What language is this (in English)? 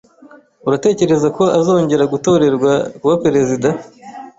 Kinyarwanda